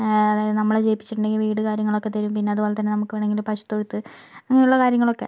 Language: Malayalam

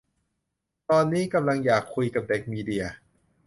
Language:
Thai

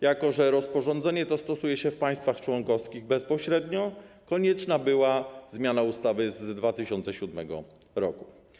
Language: Polish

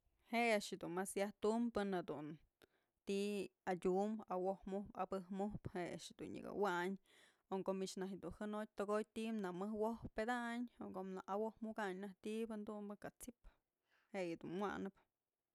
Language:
Mazatlán Mixe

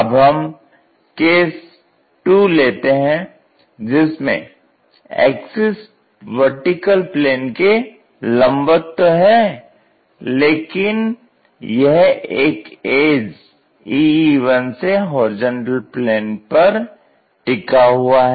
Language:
Hindi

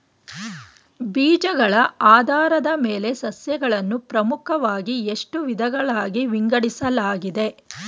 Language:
Kannada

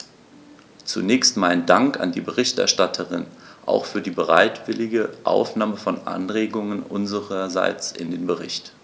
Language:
German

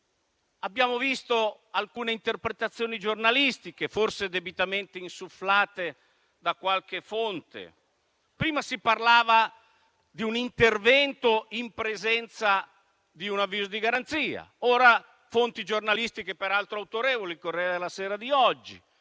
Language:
Italian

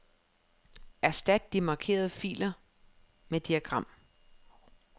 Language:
Danish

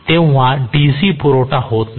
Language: Marathi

